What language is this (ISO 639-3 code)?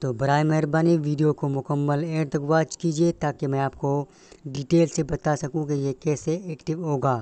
hin